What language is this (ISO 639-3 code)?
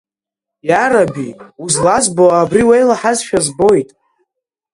abk